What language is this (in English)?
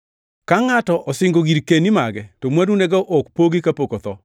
Luo (Kenya and Tanzania)